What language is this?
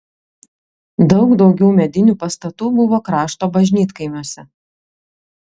Lithuanian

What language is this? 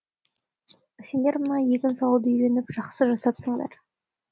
Kazakh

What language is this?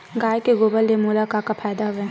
Chhattisgarhi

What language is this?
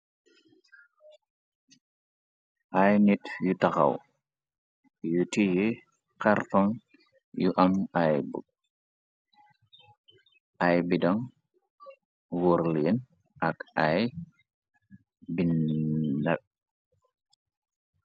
Wolof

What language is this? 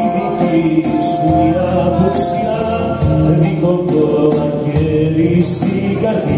Greek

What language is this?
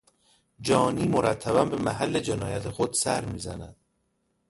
Persian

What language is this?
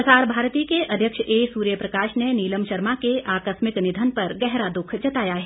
Hindi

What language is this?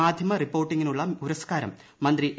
Malayalam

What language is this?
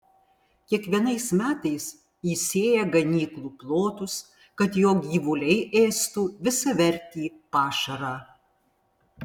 Lithuanian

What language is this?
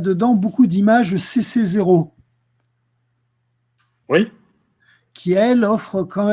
French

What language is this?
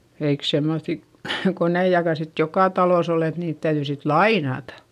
Finnish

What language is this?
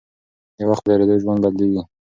Pashto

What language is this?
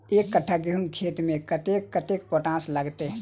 Maithili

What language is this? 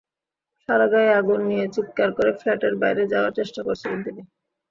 Bangla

